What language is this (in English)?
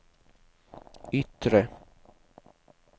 Swedish